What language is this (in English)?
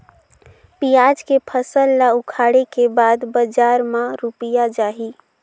Chhattisgarhi